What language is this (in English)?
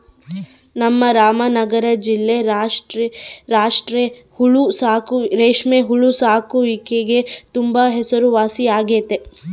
Kannada